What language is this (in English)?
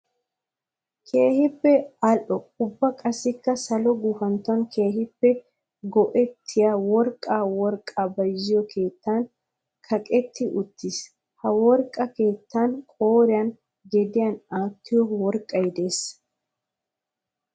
Wolaytta